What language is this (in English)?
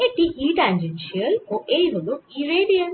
Bangla